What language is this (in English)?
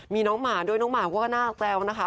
Thai